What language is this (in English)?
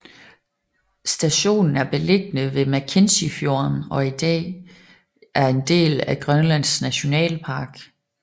Danish